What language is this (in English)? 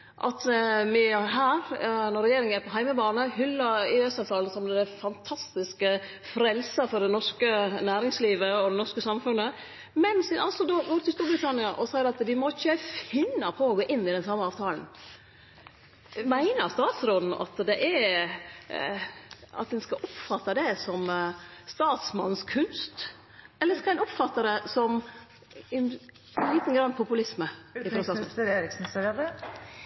Norwegian Nynorsk